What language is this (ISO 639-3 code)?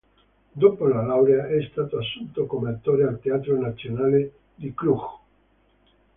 ita